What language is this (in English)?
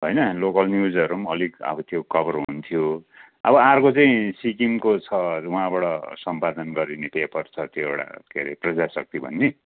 Nepali